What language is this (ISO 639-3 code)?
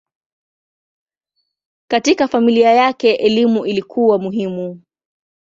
swa